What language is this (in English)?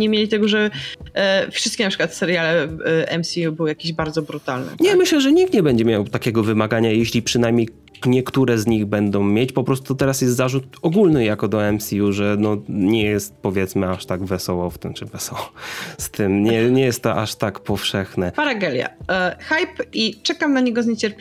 Polish